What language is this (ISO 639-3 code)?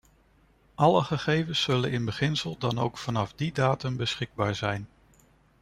nld